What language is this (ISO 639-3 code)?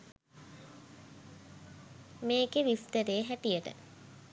sin